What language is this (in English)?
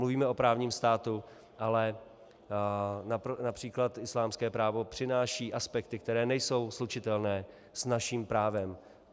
Czech